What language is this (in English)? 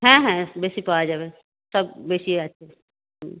Bangla